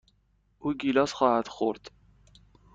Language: Persian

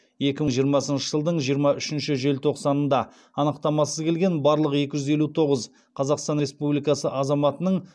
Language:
Kazakh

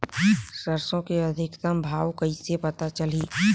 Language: Chhattisgarhi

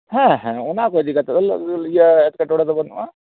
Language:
Santali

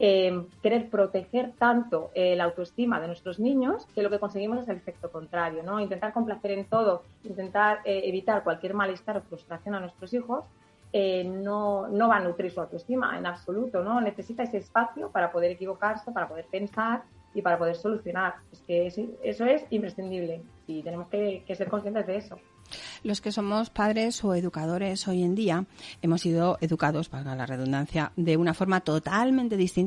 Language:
Spanish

